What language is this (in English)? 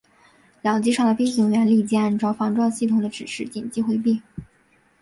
Chinese